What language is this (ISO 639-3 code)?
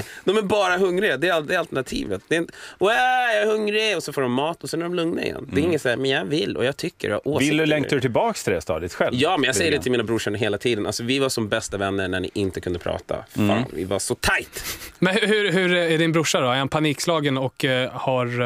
swe